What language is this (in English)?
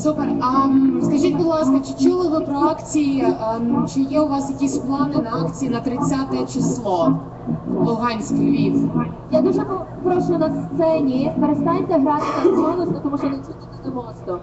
Ukrainian